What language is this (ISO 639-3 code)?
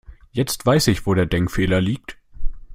deu